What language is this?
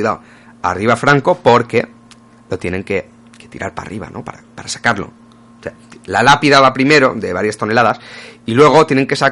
Spanish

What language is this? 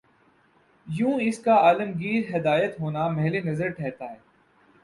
Urdu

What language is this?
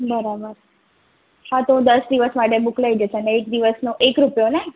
Gujarati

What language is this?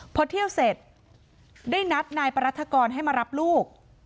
Thai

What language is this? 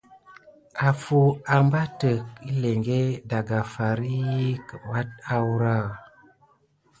Gidar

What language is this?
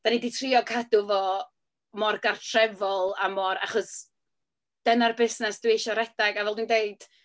Welsh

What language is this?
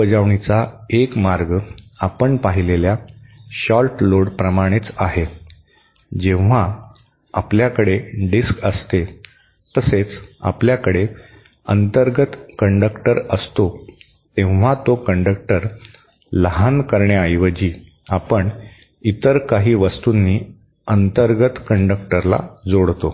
Marathi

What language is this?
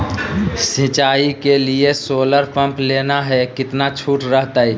Magahi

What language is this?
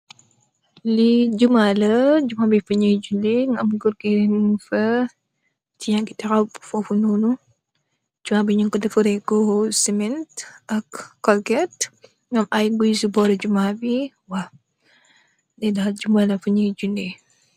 Wolof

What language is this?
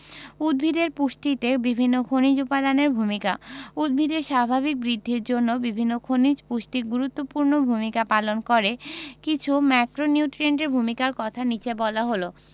Bangla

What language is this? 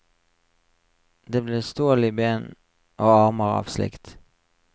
Norwegian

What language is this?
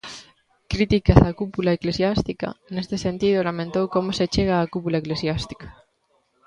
Galician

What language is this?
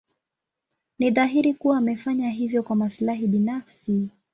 Swahili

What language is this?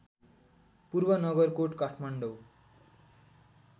Nepali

